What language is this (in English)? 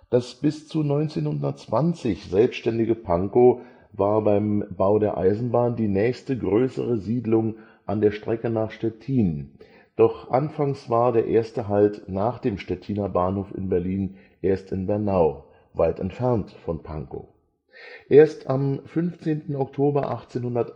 German